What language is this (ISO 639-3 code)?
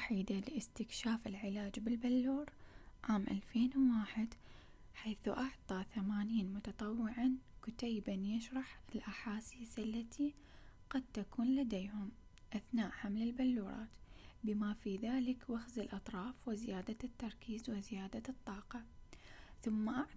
ara